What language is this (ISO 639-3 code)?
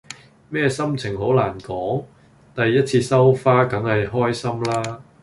yue